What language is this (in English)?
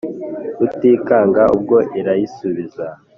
Kinyarwanda